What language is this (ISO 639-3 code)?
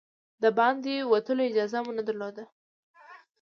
pus